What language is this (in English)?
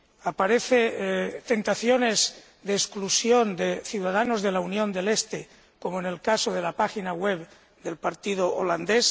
Spanish